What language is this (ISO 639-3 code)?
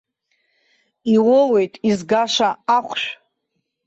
abk